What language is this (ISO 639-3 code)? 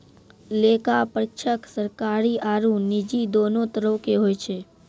mai